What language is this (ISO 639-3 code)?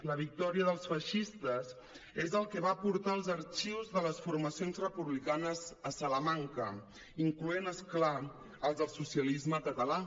cat